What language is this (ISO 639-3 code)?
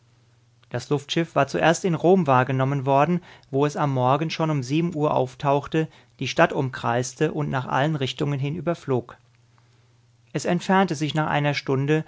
deu